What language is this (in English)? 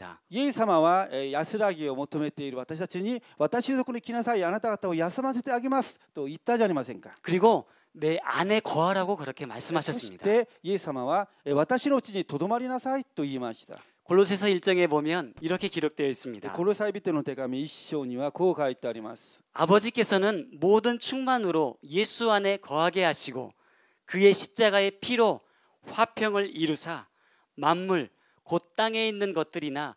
Korean